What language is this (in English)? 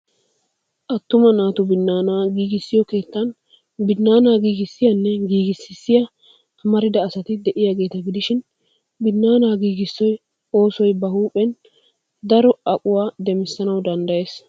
Wolaytta